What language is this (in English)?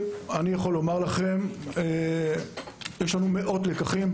Hebrew